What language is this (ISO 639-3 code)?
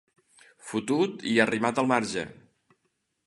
cat